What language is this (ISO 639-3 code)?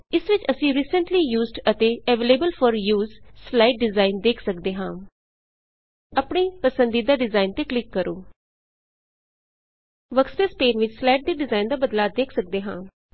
pan